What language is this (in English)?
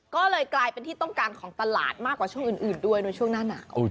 Thai